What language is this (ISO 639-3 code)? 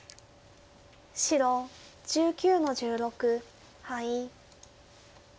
jpn